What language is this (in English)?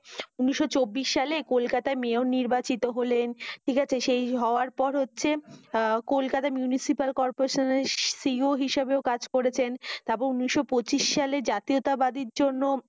Bangla